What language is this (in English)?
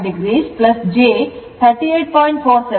Kannada